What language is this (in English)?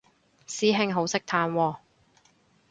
Cantonese